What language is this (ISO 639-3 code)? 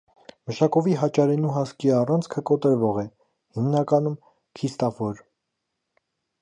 hye